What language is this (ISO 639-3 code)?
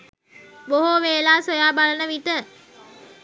sin